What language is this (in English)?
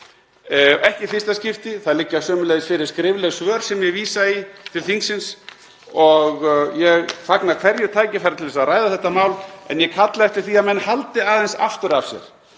Icelandic